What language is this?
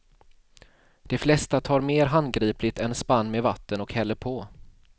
Swedish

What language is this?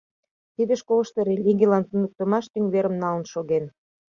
Mari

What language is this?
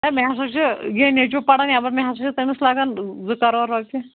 Kashmiri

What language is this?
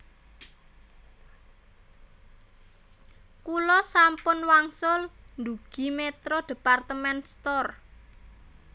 Javanese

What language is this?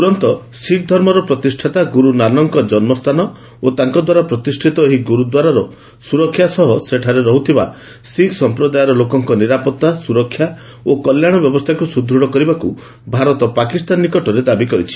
Odia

